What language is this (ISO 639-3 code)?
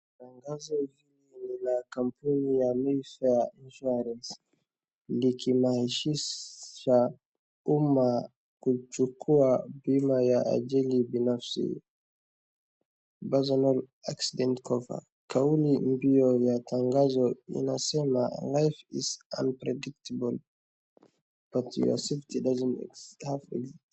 swa